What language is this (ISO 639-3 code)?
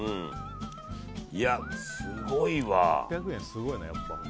jpn